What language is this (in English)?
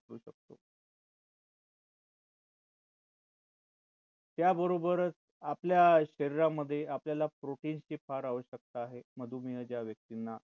Marathi